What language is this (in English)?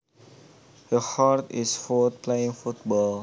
Javanese